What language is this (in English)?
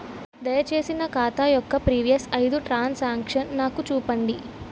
Telugu